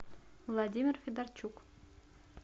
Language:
Russian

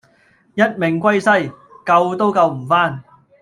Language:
Cantonese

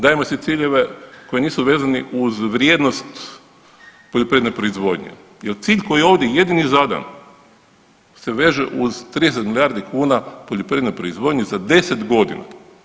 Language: Croatian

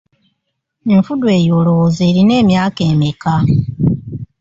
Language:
Ganda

